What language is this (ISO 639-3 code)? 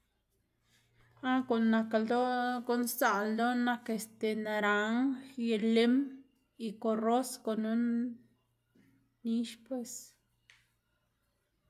ztg